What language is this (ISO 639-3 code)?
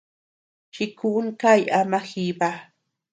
cux